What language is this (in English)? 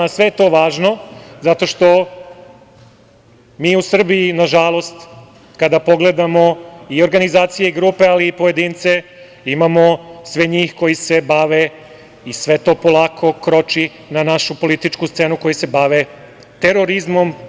Serbian